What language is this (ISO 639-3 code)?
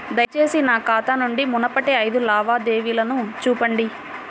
tel